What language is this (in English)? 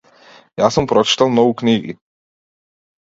Macedonian